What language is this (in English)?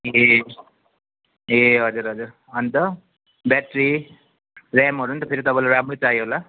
Nepali